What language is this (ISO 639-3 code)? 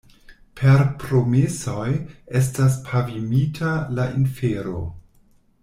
epo